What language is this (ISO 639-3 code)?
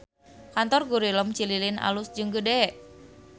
sun